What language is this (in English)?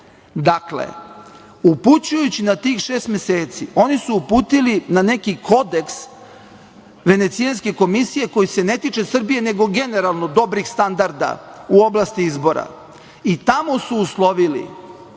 Serbian